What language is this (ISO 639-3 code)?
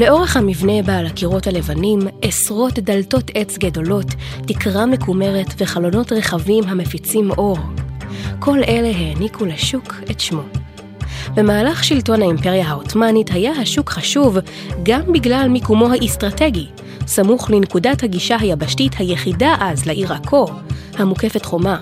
heb